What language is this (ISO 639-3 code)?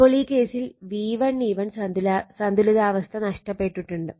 mal